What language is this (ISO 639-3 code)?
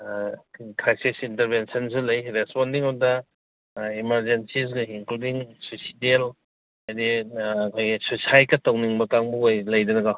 mni